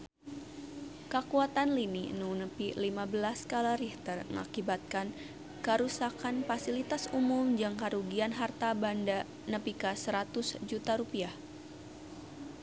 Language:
Sundanese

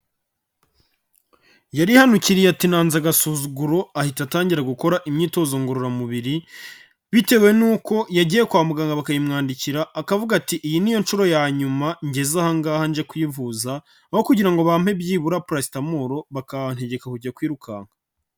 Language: Kinyarwanda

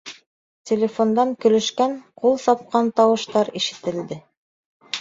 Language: Bashkir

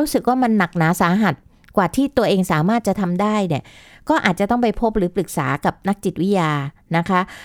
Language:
Thai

